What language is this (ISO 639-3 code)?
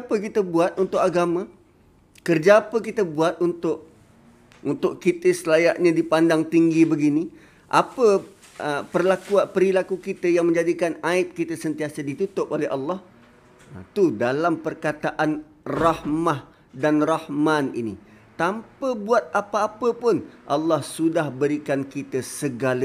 msa